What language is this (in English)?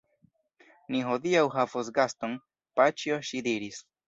Esperanto